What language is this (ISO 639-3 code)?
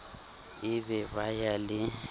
sot